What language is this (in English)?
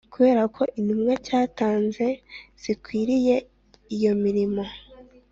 Kinyarwanda